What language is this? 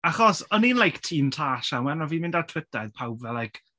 Welsh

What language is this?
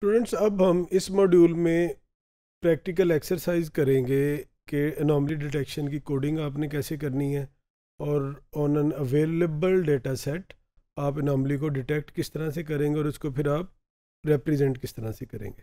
Hindi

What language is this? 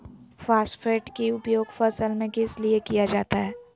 Magahi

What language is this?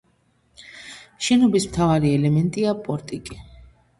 Georgian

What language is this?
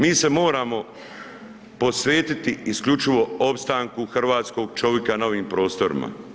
Croatian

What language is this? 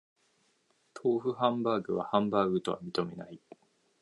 Japanese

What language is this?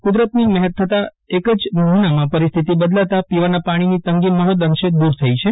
Gujarati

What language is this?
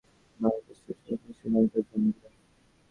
Bangla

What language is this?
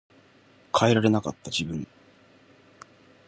Japanese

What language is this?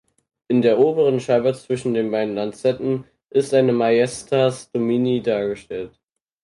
German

